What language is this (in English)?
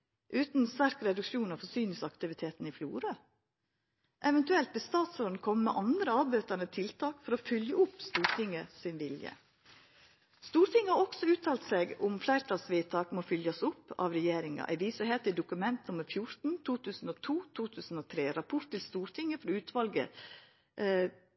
Norwegian Nynorsk